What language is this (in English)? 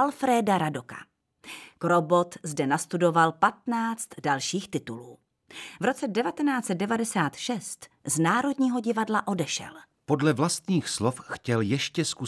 Czech